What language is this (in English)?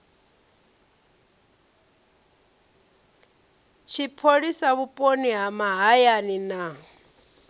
Venda